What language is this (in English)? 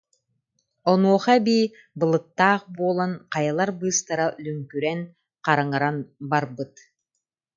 Yakut